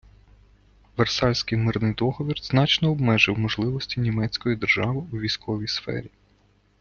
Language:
Ukrainian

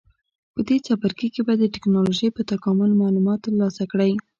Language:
Pashto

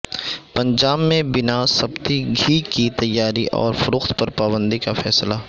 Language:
Urdu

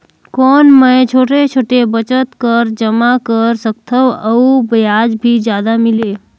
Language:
Chhattisgarhi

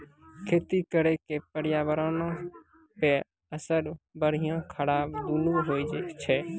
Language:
Maithili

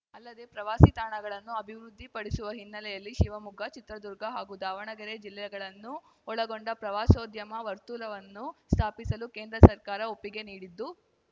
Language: Kannada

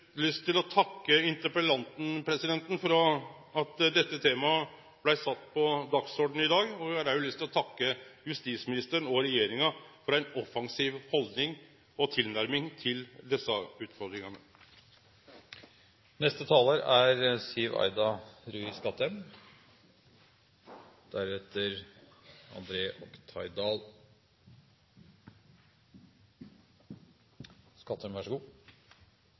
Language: Norwegian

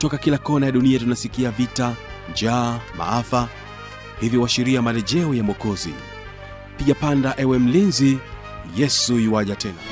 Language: Swahili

